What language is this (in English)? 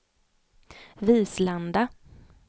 Swedish